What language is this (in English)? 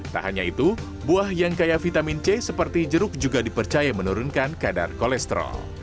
Indonesian